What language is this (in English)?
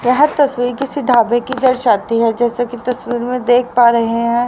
Hindi